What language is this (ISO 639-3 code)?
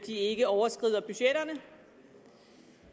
dan